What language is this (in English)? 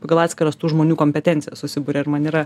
Lithuanian